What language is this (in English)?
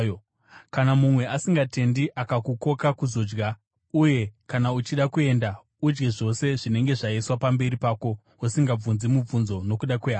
Shona